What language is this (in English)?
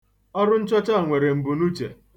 Igbo